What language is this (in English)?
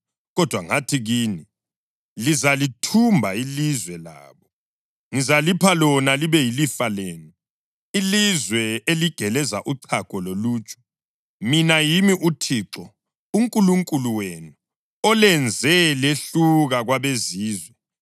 North Ndebele